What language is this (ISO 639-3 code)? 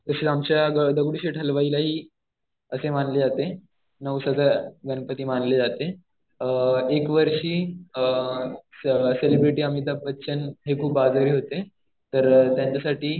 mar